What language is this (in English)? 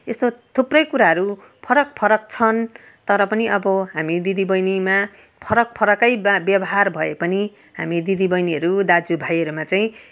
Nepali